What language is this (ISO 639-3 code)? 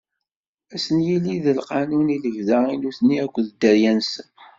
kab